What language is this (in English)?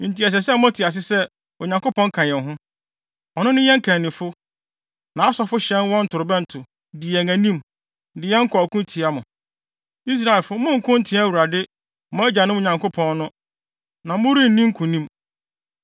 Akan